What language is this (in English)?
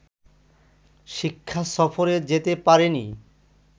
Bangla